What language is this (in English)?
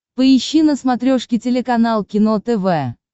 Russian